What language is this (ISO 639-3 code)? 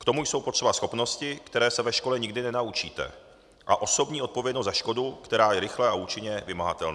ces